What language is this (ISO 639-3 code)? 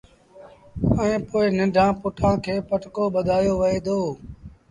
sbn